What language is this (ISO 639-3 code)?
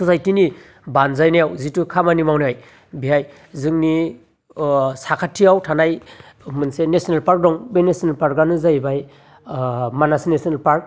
brx